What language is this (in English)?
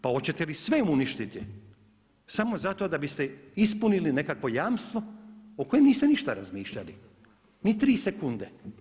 Croatian